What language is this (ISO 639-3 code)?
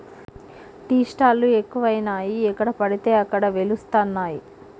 tel